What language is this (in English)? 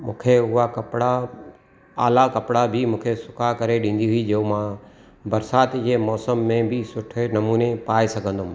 Sindhi